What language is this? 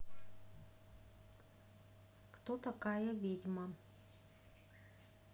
Russian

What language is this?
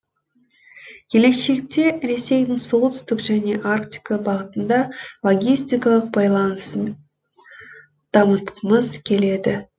Kazakh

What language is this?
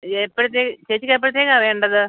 Malayalam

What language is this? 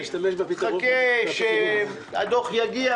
Hebrew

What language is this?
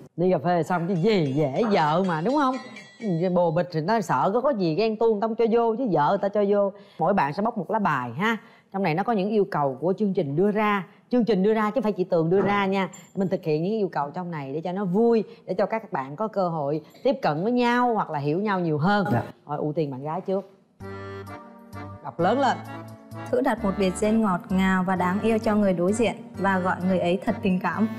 Vietnamese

